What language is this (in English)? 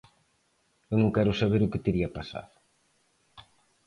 Galician